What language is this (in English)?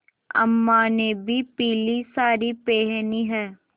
Hindi